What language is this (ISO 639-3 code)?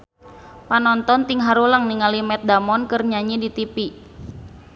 sun